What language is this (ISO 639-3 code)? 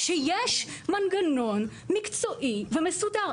heb